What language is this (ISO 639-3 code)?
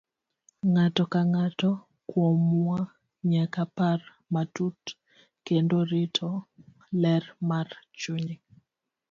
luo